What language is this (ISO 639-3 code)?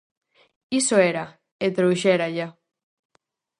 glg